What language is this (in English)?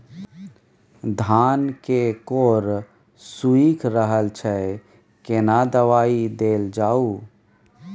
Maithili